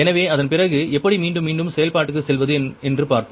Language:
Tamil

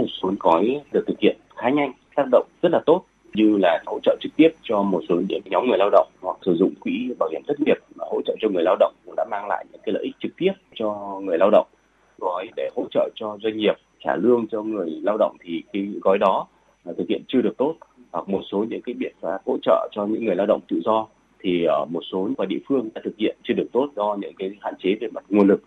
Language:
Vietnamese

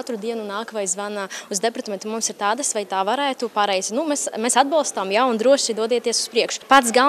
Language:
Ukrainian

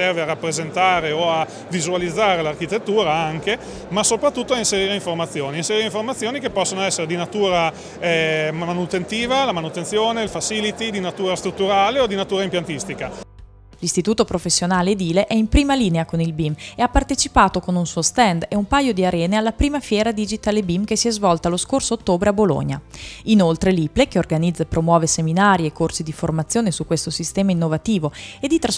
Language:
Italian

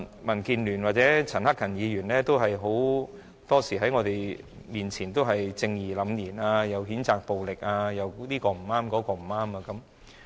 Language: Cantonese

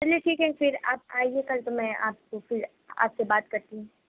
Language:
Urdu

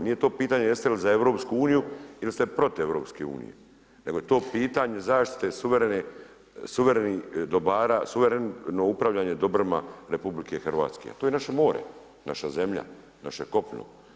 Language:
Croatian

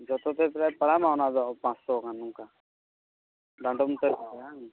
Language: Santali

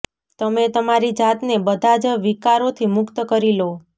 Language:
Gujarati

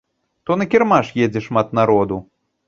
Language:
Belarusian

